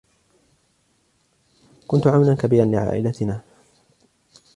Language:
Arabic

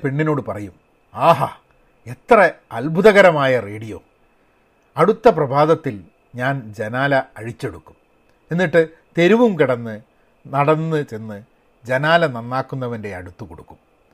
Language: Malayalam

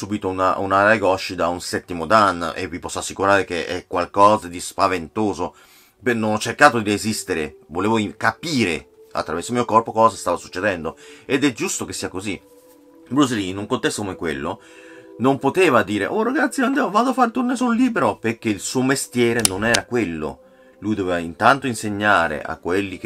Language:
Italian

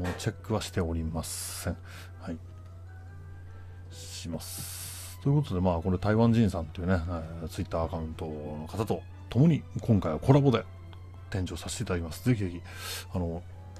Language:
Japanese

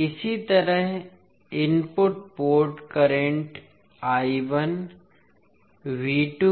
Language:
Hindi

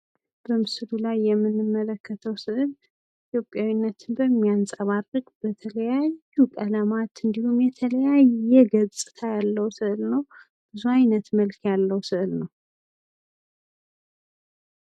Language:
Amharic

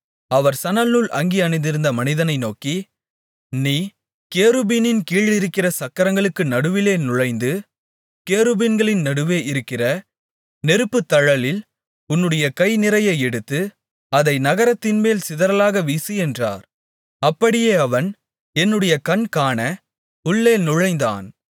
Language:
Tamil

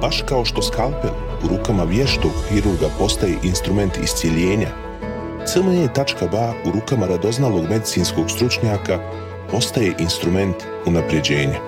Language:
Croatian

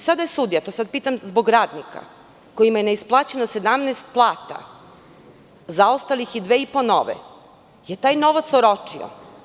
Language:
Serbian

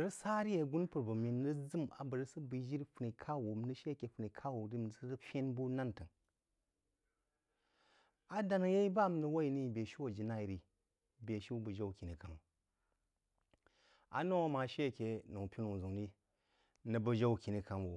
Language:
Jiba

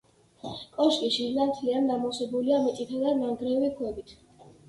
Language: Georgian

